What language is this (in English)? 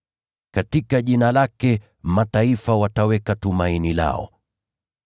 Swahili